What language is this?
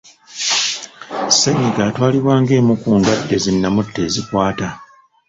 Ganda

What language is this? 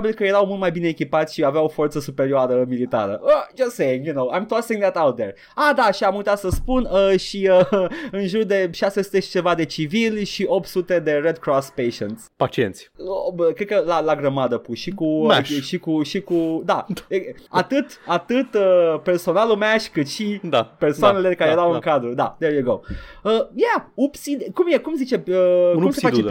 Romanian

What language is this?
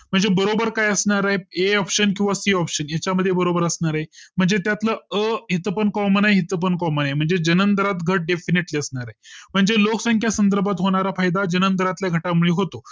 Marathi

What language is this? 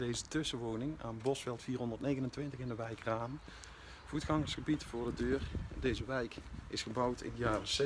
Dutch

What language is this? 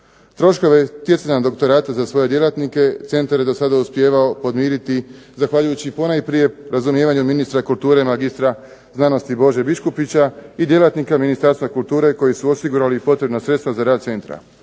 Croatian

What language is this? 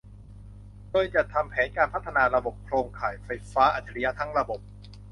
Thai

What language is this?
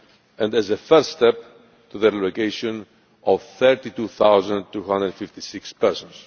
English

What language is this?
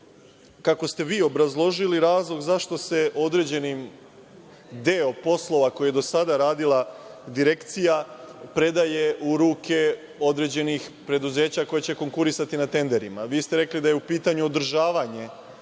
Serbian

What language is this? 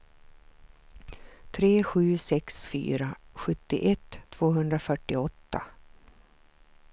Swedish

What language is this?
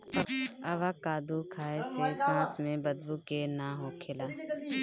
Bhojpuri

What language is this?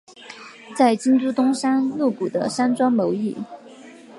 Chinese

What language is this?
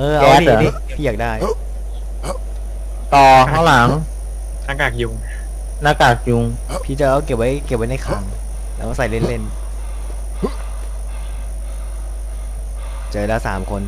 Thai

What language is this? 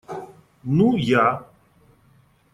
Russian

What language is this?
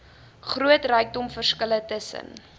Afrikaans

